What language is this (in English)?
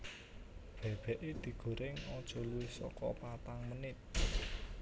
Javanese